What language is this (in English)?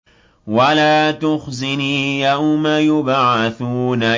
Arabic